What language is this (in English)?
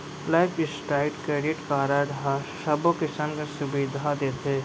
Chhattisgarhi